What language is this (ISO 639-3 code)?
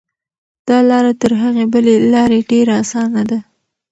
pus